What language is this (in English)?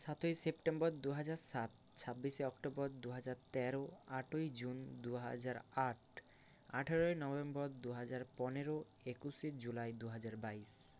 Bangla